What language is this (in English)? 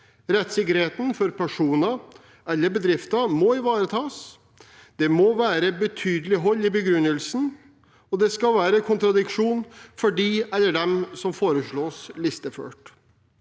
Norwegian